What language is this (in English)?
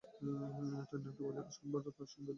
Bangla